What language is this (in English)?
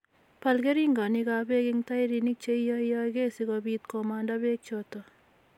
Kalenjin